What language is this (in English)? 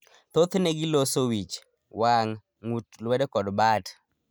Luo (Kenya and Tanzania)